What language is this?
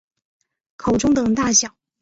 Chinese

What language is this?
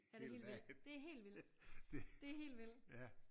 Danish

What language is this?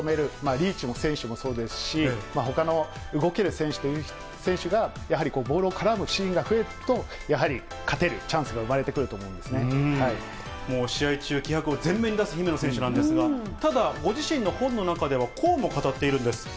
Japanese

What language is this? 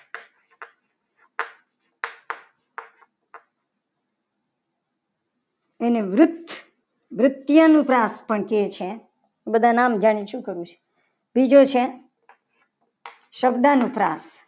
Gujarati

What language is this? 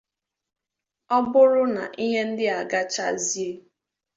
Igbo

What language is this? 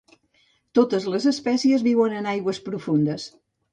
Catalan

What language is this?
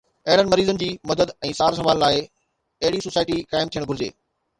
Sindhi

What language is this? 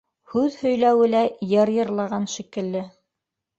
Bashkir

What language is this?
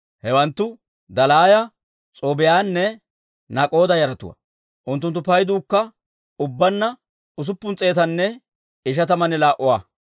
Dawro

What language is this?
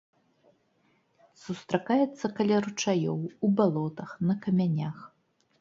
Belarusian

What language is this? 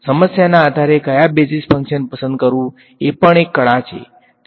Gujarati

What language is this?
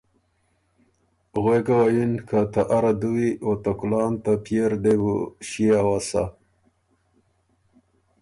Ormuri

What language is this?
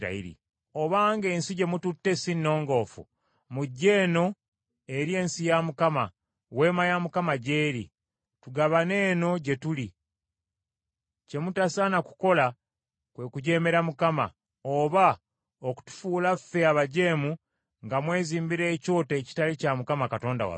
Ganda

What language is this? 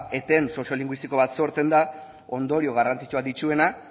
Basque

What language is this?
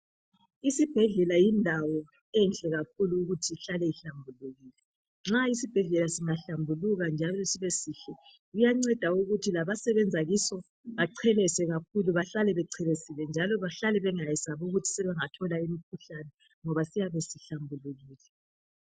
North Ndebele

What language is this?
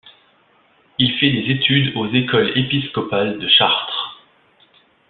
French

